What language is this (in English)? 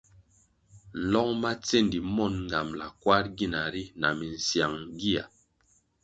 Kwasio